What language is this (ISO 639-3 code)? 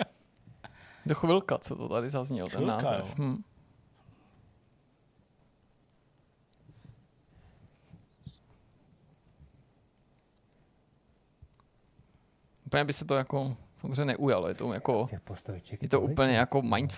ces